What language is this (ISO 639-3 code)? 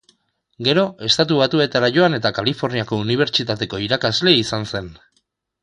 eus